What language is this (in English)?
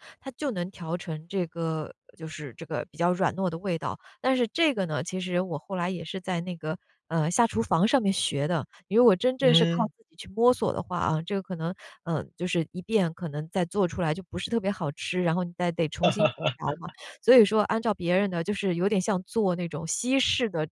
Chinese